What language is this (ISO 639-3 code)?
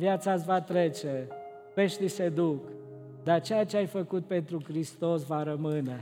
ron